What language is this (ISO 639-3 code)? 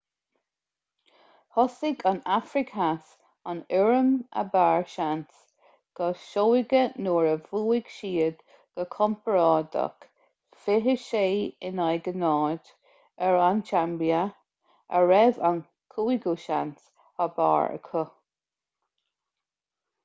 gle